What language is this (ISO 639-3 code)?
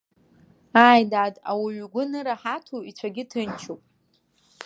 abk